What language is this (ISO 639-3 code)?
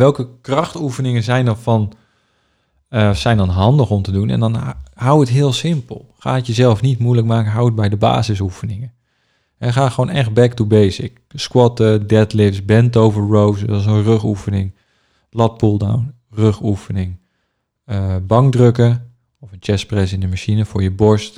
nld